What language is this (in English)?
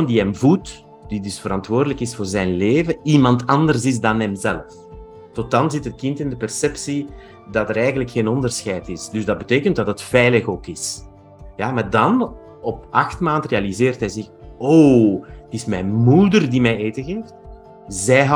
Dutch